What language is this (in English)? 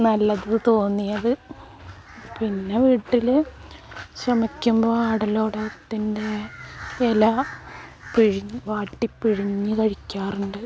Malayalam